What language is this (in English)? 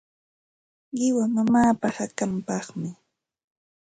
Santa Ana de Tusi Pasco Quechua